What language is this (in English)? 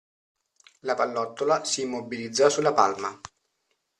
Italian